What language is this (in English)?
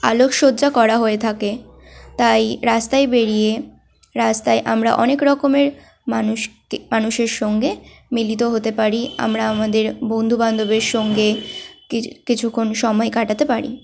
Bangla